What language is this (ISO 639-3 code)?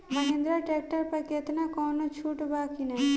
bho